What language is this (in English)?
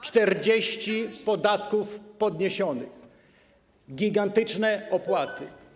Polish